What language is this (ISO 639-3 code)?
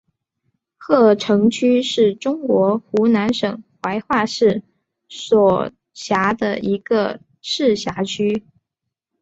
zho